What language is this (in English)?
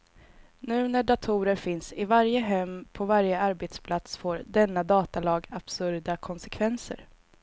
Swedish